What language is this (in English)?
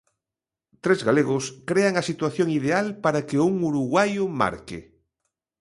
Galician